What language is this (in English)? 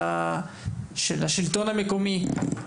Hebrew